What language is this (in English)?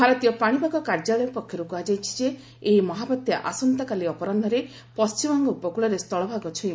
Odia